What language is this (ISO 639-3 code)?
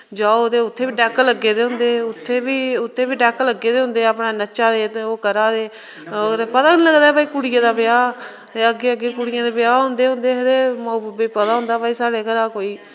doi